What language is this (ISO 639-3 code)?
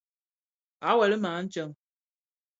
ksf